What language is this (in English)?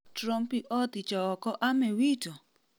Luo (Kenya and Tanzania)